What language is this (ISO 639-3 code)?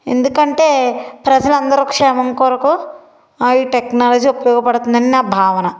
tel